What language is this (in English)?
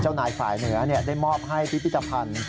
Thai